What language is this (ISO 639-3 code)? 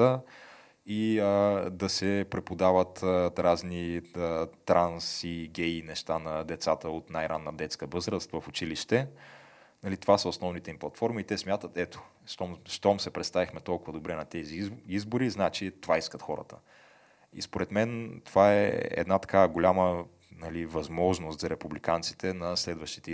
bul